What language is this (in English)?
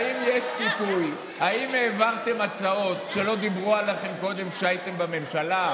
Hebrew